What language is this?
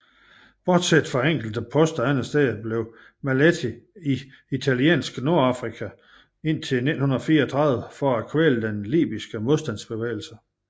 Danish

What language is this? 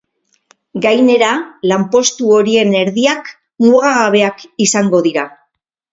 Basque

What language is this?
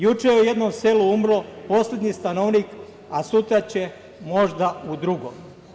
Serbian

